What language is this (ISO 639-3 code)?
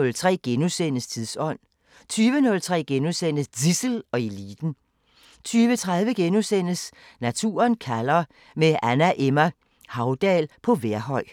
dan